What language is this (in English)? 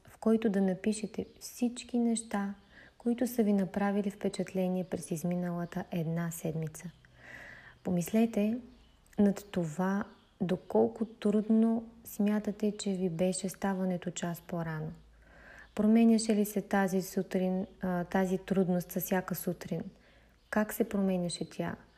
Bulgarian